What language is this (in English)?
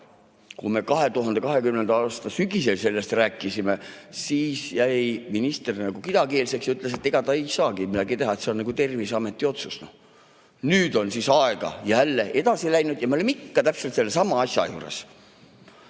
Estonian